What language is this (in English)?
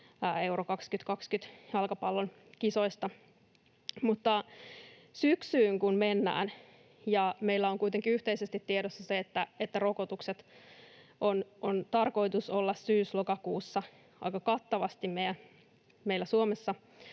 Finnish